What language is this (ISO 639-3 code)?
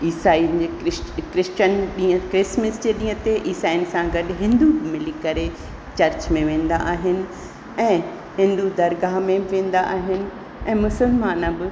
snd